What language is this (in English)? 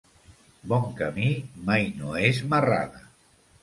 Catalan